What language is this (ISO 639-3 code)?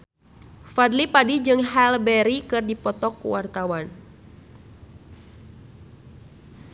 sun